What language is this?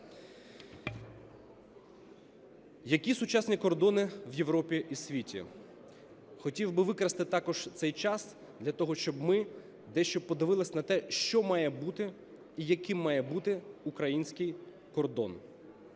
Ukrainian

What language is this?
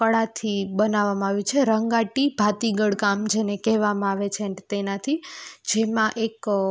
Gujarati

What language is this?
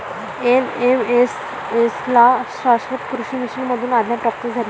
Marathi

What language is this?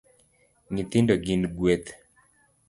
Luo (Kenya and Tanzania)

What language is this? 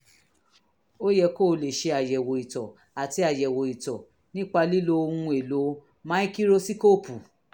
Yoruba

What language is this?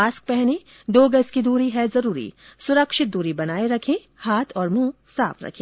Hindi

